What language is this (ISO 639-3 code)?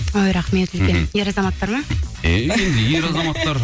kaz